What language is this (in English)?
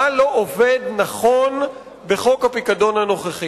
Hebrew